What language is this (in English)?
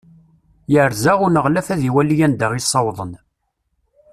Kabyle